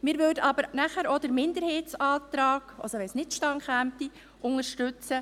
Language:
Swiss German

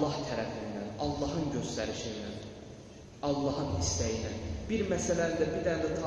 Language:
Turkish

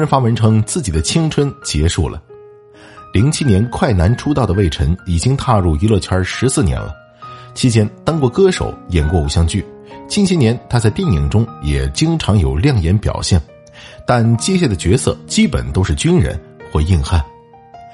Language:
Chinese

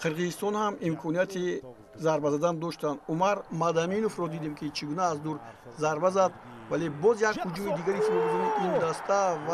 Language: Persian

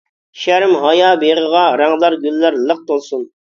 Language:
Uyghur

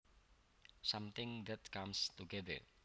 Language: Javanese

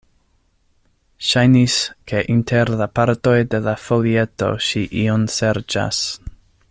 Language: Esperanto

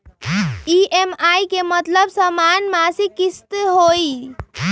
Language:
Magahi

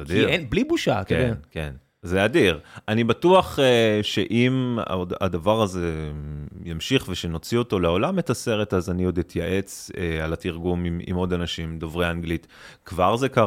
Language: Hebrew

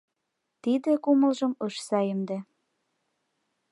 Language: Mari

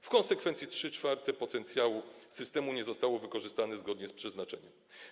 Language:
Polish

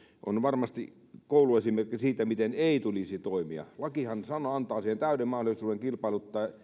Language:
Finnish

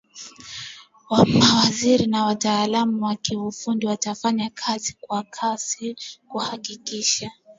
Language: Swahili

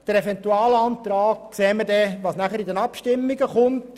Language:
Swiss German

